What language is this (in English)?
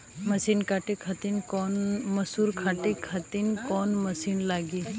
Bhojpuri